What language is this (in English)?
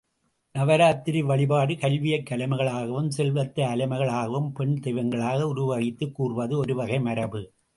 Tamil